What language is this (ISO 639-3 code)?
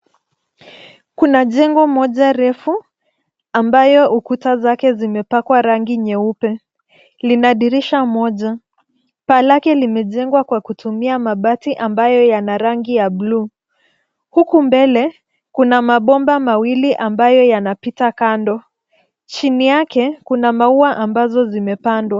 swa